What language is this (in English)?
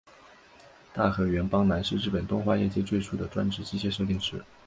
Chinese